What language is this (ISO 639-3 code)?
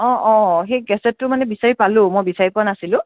asm